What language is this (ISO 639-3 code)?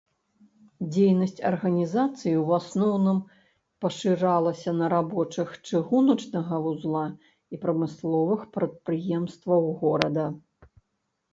bel